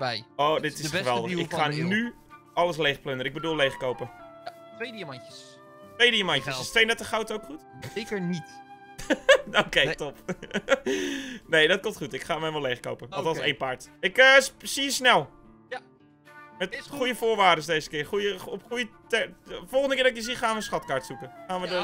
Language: Dutch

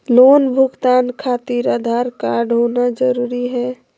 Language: Magahi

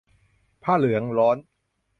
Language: Thai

